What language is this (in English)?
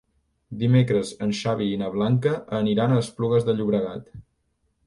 Catalan